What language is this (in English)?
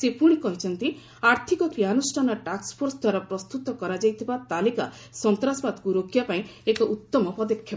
Odia